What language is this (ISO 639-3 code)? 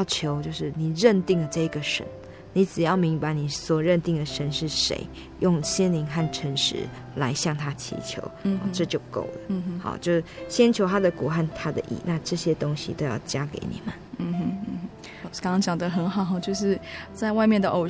zho